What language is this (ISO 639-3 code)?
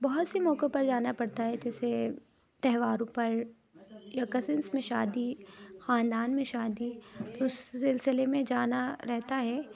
urd